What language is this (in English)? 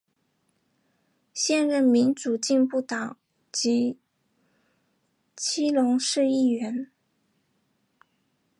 Chinese